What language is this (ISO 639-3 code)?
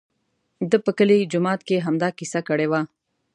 pus